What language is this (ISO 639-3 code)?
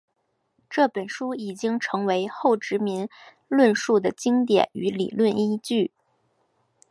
zho